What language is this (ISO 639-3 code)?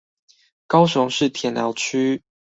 zho